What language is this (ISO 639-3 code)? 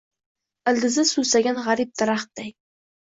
uzb